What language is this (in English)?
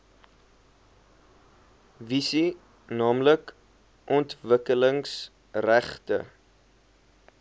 Afrikaans